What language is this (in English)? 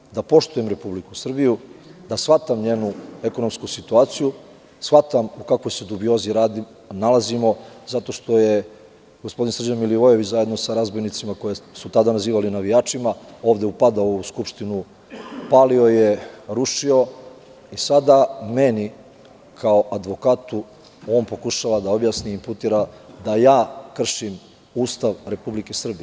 Serbian